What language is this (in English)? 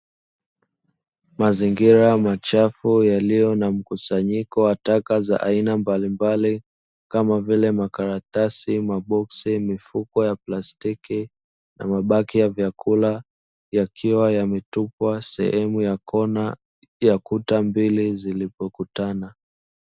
Swahili